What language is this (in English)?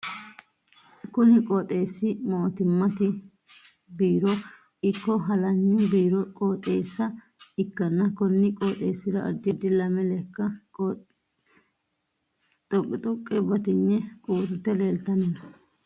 Sidamo